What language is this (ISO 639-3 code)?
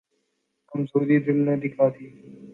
urd